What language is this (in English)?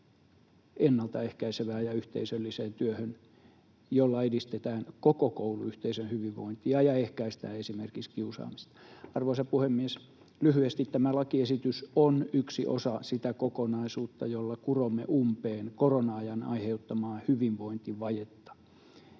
Finnish